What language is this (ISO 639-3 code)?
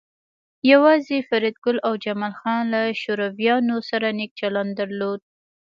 pus